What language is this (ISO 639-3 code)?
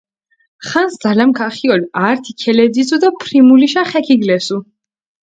xmf